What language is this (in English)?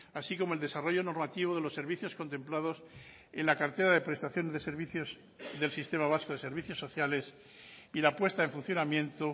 Spanish